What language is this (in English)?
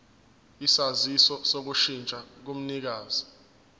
Zulu